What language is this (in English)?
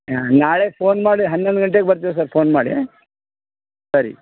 Kannada